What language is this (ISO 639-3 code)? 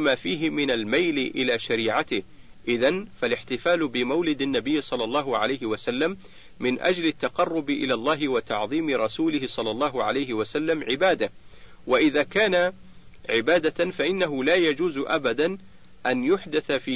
ara